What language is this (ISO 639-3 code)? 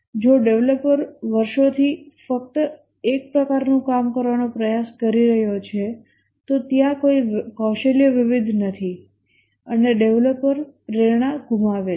guj